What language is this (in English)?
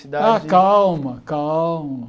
Portuguese